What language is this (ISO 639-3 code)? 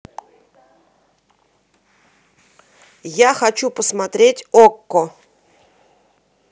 rus